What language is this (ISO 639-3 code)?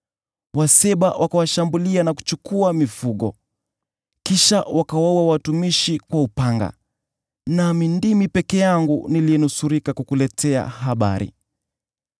swa